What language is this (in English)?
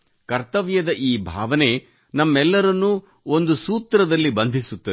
Kannada